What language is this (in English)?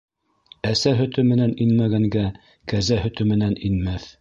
Bashkir